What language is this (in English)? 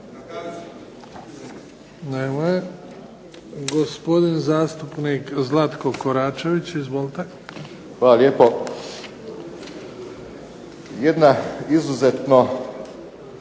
Croatian